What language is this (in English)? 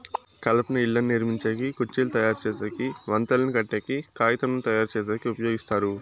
Telugu